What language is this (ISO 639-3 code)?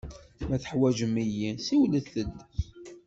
kab